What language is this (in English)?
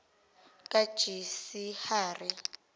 Zulu